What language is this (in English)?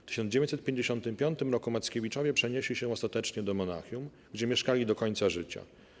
Polish